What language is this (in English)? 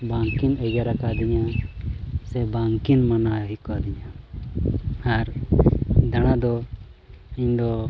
Santali